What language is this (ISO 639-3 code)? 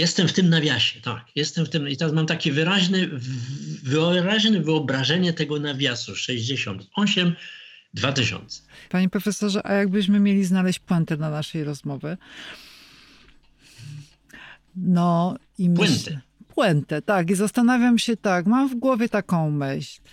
pol